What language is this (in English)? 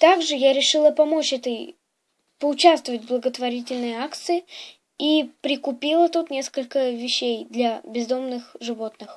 Russian